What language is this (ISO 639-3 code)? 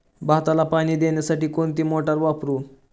mar